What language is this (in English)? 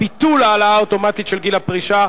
Hebrew